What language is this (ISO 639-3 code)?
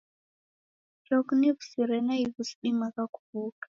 dav